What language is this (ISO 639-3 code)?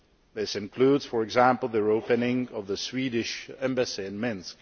eng